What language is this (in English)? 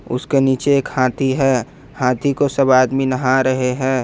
Hindi